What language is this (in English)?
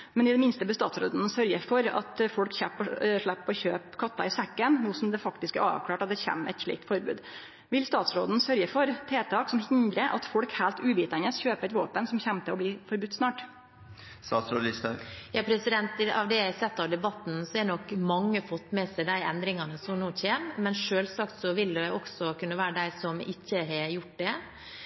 Norwegian